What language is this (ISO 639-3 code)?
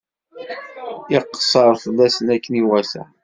kab